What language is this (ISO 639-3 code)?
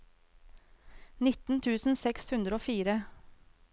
nor